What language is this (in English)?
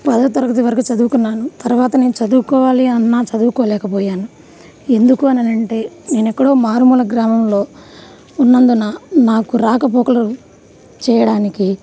Telugu